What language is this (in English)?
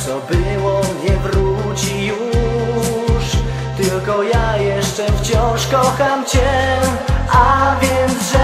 Polish